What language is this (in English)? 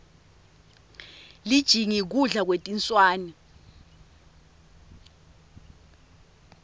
Swati